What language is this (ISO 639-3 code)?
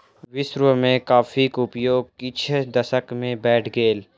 mai